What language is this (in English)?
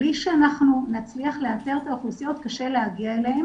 Hebrew